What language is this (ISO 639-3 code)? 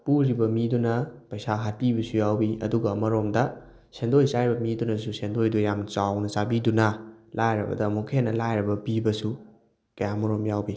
mni